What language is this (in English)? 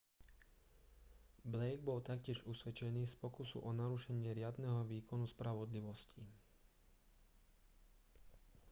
Slovak